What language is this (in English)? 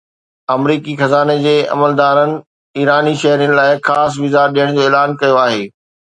Sindhi